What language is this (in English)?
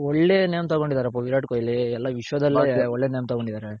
Kannada